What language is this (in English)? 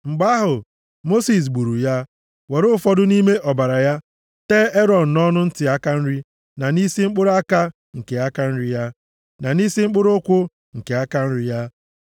Igbo